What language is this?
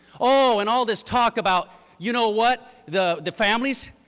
English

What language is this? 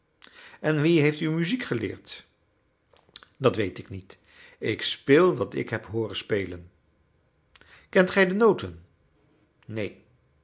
Dutch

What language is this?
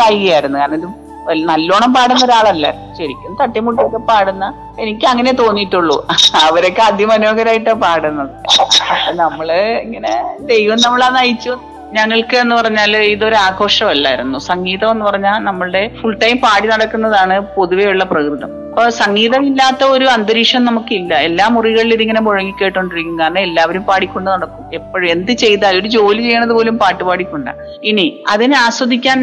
Malayalam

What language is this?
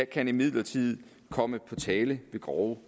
Danish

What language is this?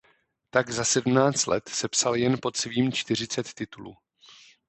Czech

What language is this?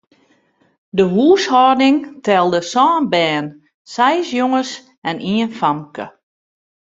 Western Frisian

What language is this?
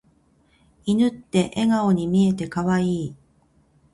Japanese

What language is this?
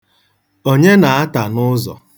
Igbo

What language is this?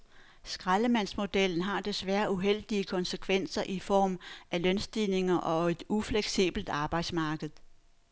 Danish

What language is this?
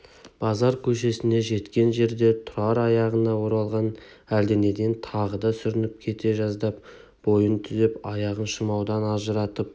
Kazakh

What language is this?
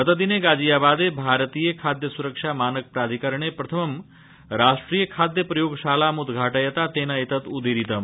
Sanskrit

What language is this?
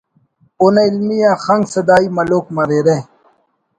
Brahui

